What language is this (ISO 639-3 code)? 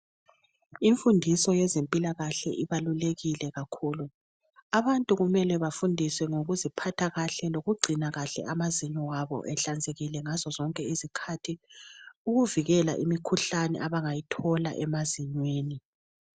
nde